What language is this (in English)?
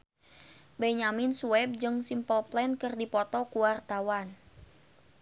Sundanese